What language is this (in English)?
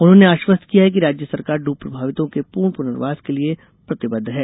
Hindi